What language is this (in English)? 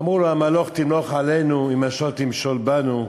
Hebrew